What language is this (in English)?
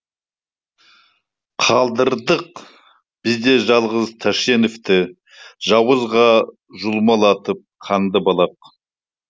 Kazakh